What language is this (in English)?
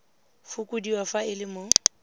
Tswana